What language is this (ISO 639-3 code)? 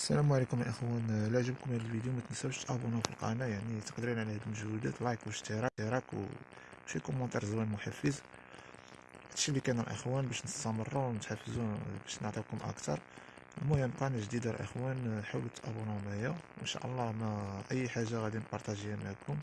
ara